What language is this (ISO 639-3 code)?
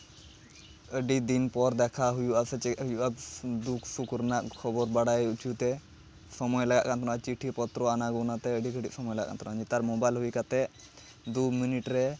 sat